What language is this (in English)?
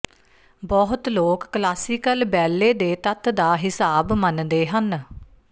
Punjabi